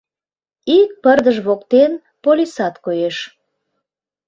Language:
Mari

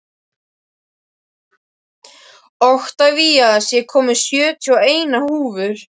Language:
Icelandic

